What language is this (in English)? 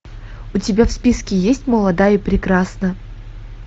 Russian